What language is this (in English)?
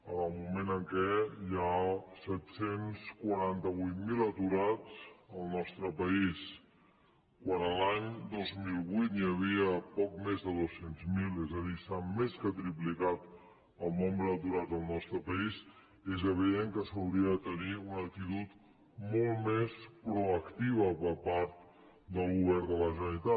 Catalan